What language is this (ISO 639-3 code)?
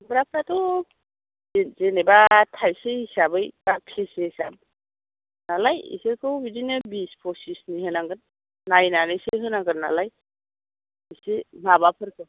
brx